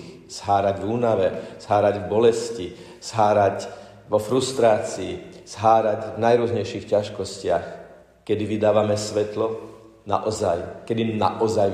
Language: Slovak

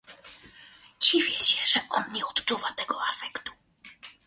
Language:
Polish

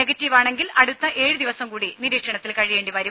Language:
Malayalam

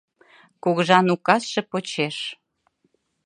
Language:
Mari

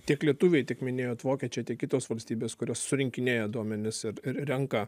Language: Lithuanian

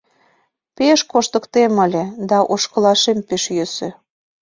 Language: Mari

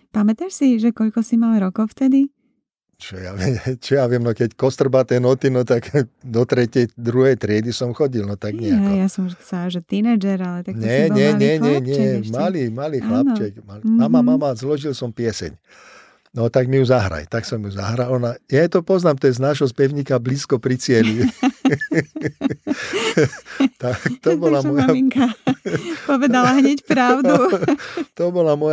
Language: Slovak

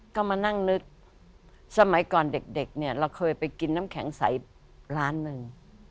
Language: Thai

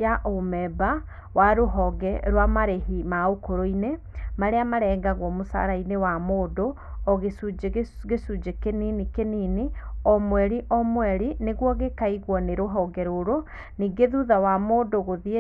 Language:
Kikuyu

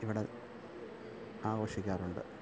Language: Malayalam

